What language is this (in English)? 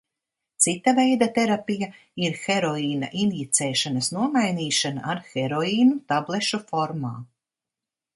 Latvian